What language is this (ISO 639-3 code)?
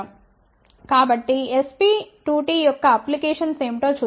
tel